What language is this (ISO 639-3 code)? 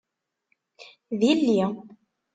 kab